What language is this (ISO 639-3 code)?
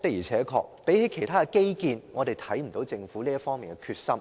yue